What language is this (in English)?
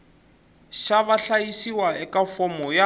Tsonga